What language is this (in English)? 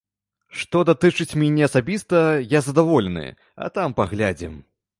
Belarusian